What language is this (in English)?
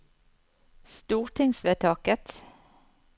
Norwegian